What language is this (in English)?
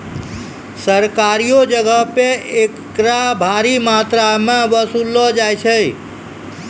Maithili